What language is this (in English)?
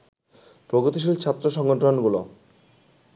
Bangla